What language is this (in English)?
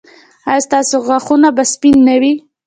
Pashto